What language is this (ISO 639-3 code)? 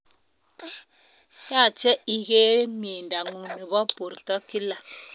kln